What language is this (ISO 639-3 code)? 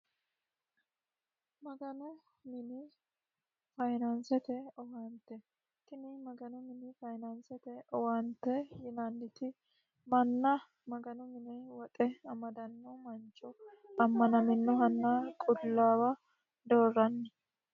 sid